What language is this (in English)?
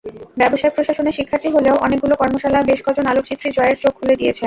Bangla